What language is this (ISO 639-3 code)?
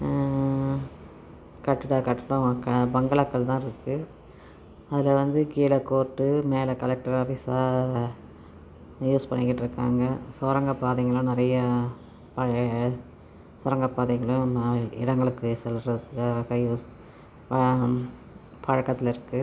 tam